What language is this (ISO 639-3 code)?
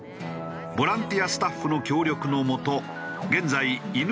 jpn